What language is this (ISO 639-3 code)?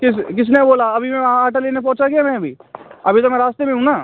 hin